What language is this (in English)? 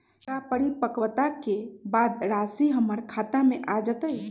Magahi